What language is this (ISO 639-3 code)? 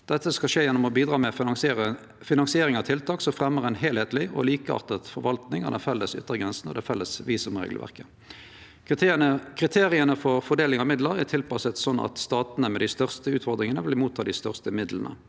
nor